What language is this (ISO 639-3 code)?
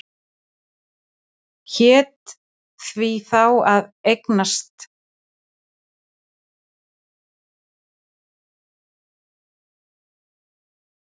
isl